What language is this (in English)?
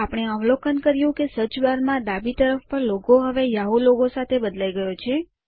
Gujarati